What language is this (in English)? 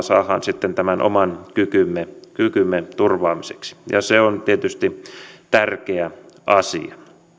Finnish